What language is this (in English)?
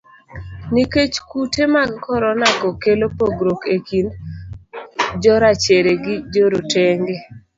Luo (Kenya and Tanzania)